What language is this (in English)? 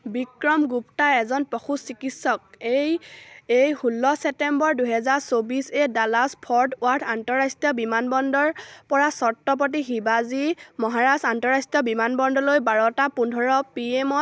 Assamese